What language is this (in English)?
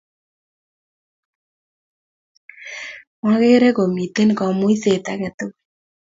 Kalenjin